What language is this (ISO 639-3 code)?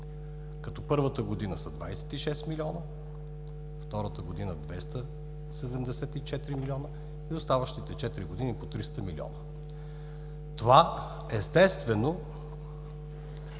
bul